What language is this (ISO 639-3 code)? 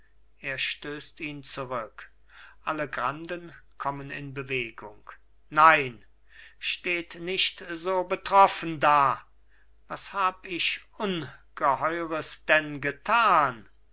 deu